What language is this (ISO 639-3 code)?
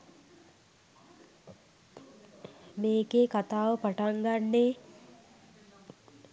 sin